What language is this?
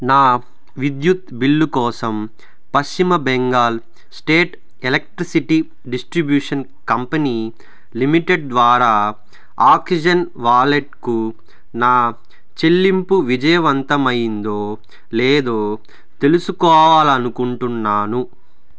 Telugu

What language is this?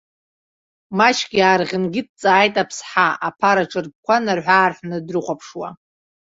Abkhazian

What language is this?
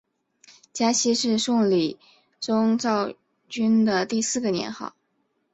Chinese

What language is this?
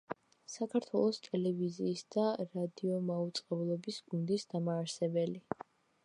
Georgian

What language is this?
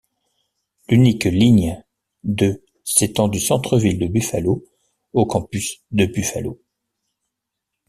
French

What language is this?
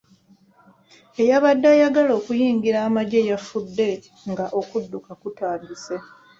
Ganda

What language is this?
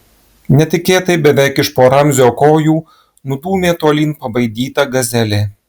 Lithuanian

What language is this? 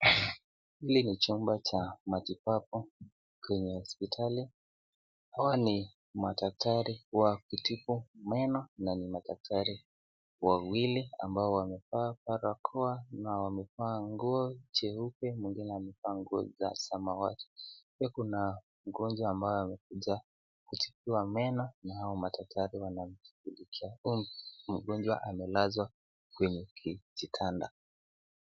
Swahili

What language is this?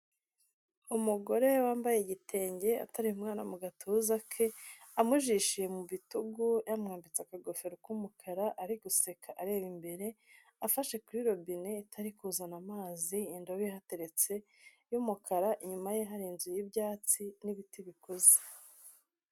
Kinyarwanda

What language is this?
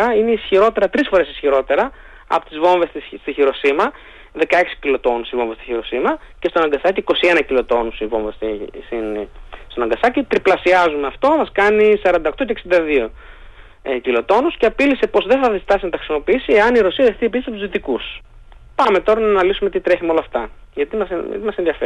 Greek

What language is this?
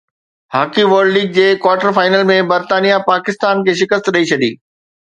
Sindhi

